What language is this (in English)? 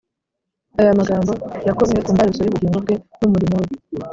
Kinyarwanda